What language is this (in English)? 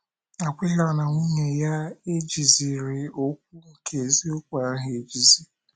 Igbo